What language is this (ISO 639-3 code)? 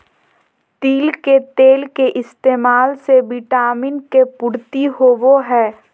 mag